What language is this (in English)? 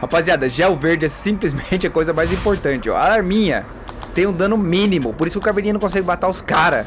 Portuguese